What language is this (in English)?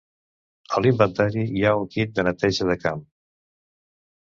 Catalan